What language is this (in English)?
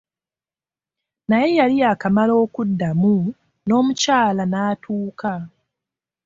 Ganda